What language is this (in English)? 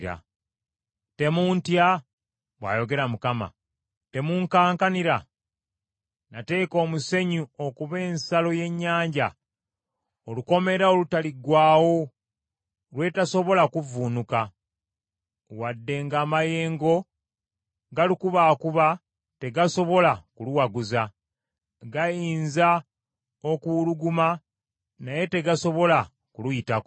Ganda